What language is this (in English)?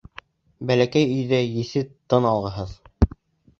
Bashkir